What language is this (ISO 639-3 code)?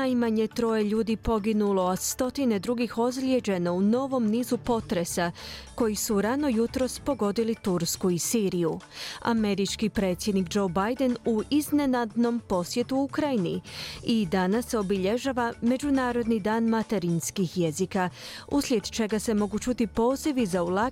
hrv